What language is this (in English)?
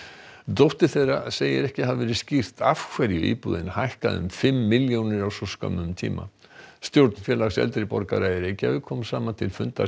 Icelandic